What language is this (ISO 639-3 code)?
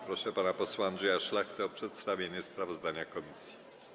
pol